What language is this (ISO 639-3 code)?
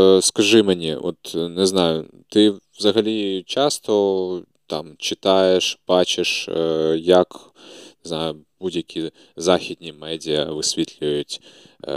ukr